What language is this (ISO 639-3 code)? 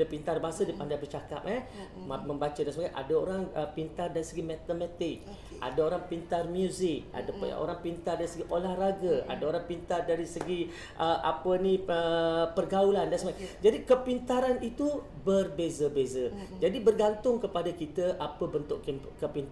msa